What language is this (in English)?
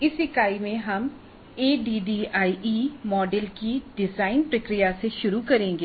Hindi